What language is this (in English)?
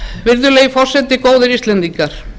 Icelandic